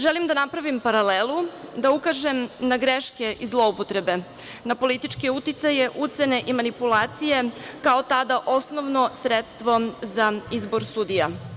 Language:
Serbian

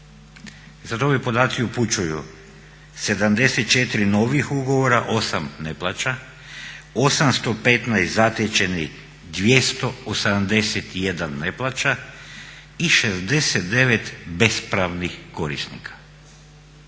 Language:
Croatian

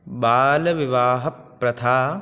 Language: Sanskrit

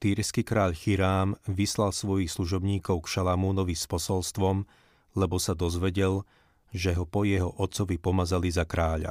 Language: Slovak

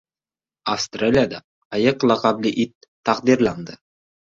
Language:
Uzbek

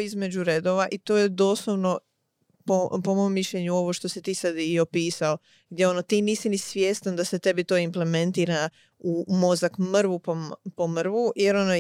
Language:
Croatian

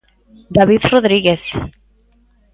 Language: Galician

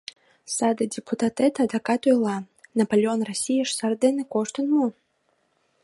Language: Mari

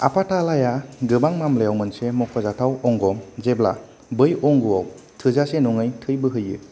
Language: Bodo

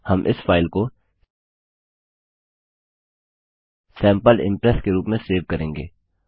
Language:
Hindi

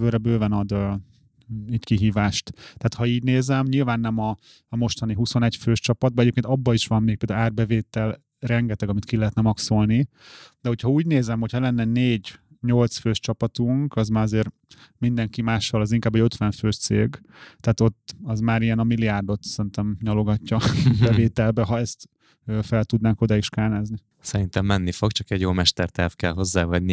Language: Hungarian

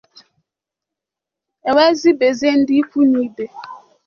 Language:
Igbo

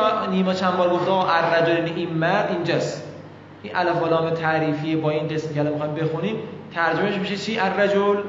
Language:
Persian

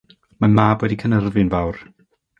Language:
Welsh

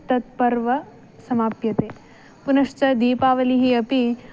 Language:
Sanskrit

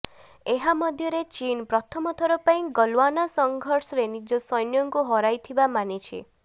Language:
Odia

